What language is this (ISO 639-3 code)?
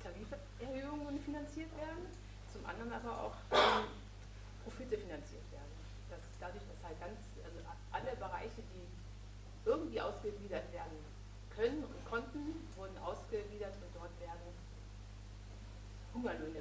deu